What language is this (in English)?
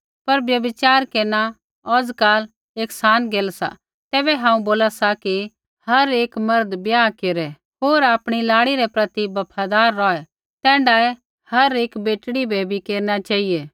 Kullu Pahari